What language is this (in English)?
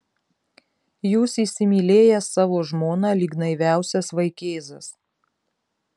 Lithuanian